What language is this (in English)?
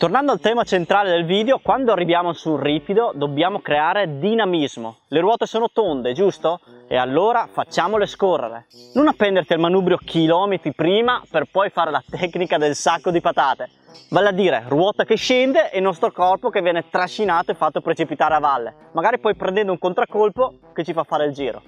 Italian